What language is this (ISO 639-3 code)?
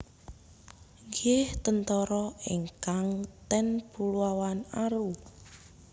jav